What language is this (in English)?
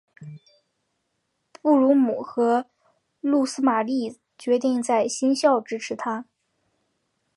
Chinese